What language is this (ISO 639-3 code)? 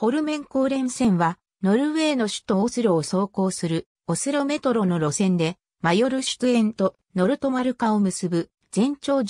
jpn